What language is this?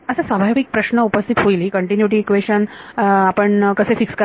Marathi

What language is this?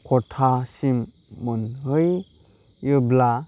Bodo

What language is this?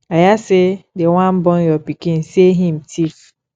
Nigerian Pidgin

